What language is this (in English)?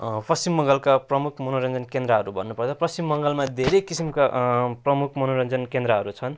Nepali